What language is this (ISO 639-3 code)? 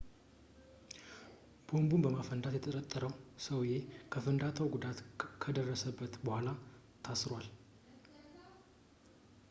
amh